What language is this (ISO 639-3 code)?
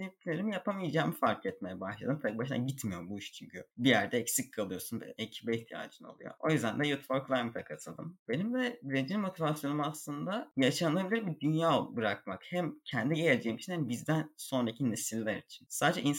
tur